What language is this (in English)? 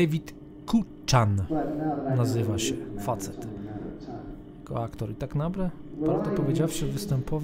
Polish